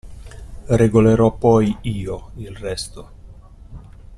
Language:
Italian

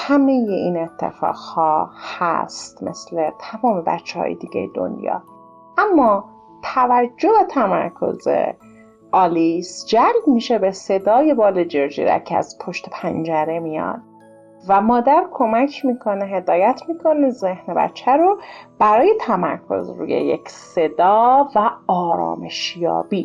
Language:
Persian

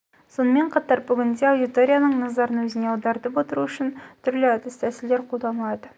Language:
Kazakh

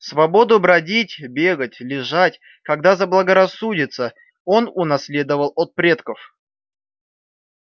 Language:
Russian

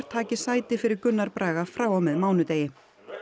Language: Icelandic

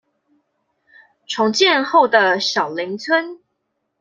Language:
Chinese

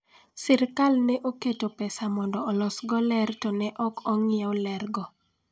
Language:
Luo (Kenya and Tanzania)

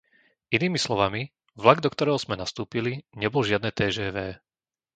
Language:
Slovak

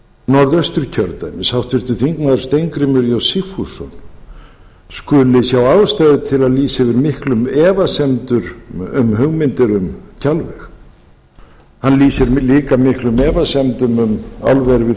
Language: Icelandic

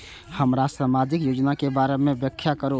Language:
Maithili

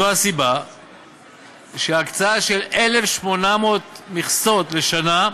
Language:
Hebrew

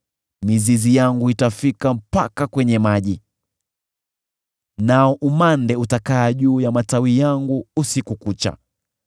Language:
Swahili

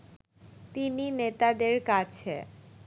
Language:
Bangla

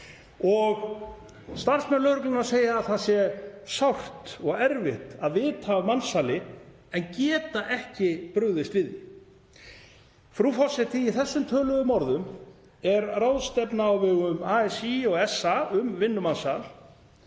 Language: Icelandic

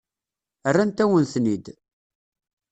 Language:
Kabyle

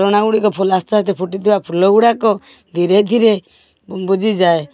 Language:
Odia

